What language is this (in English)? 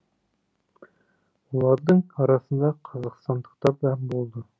Kazakh